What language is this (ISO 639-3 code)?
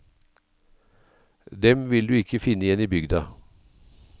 nor